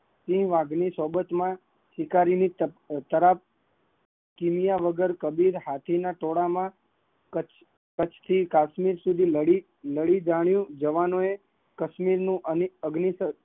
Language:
Gujarati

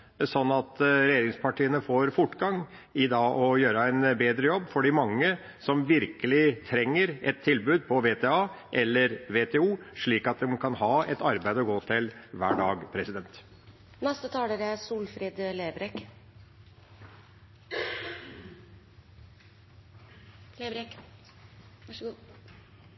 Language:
Norwegian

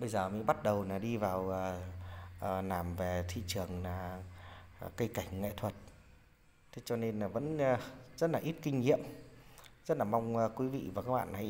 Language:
Vietnamese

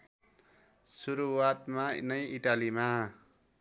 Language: Nepali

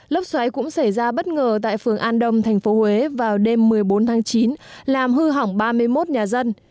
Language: Vietnamese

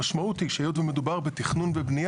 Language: Hebrew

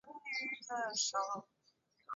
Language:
Chinese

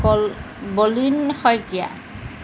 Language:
Assamese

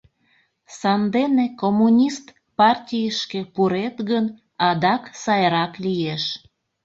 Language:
Mari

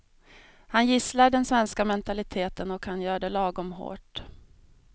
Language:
Swedish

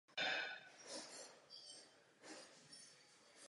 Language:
Czech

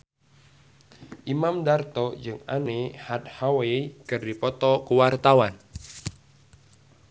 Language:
Sundanese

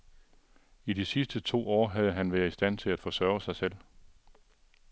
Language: Danish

